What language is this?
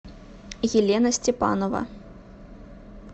Russian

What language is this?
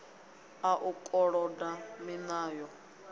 Venda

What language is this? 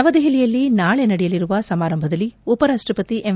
Kannada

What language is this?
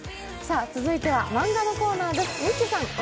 Japanese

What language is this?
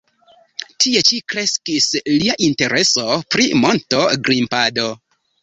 Esperanto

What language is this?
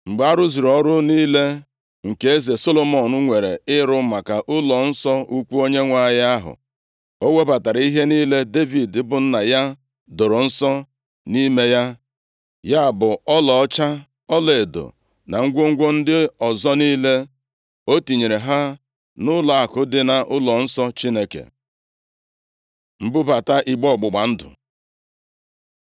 Igbo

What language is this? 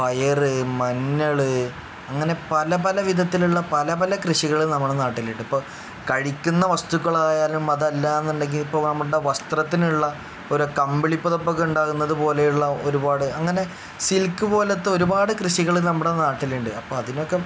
Malayalam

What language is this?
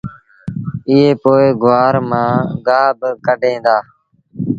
Sindhi Bhil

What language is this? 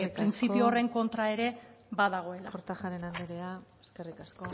Basque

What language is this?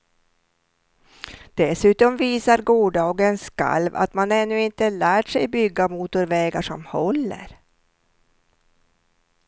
Swedish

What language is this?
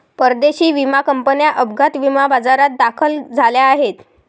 Marathi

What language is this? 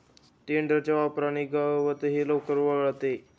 Marathi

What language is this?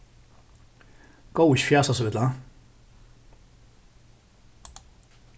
Faroese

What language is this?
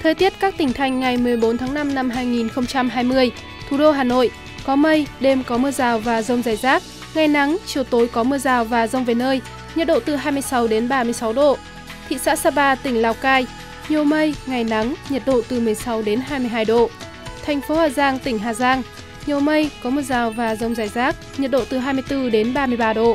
Vietnamese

